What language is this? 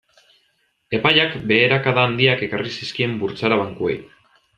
Basque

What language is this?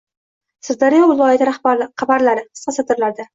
Uzbek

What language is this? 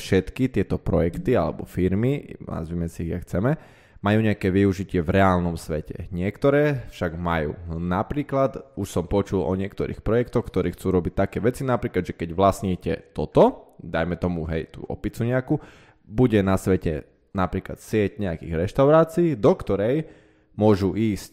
Slovak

